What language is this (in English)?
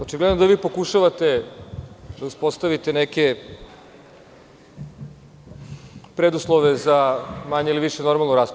Serbian